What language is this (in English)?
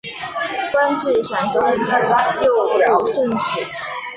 Chinese